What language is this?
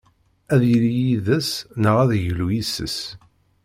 Kabyle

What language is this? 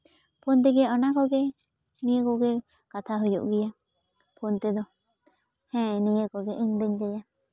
Santali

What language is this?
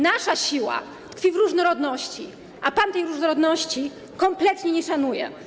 Polish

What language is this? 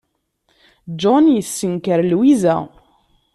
Kabyle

